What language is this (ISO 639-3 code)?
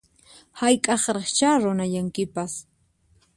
qxp